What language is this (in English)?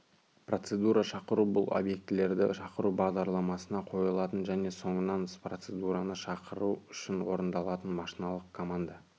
Kazakh